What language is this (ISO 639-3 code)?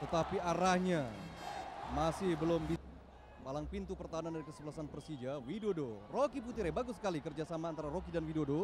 ind